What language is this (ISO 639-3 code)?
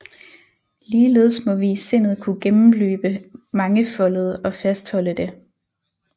dan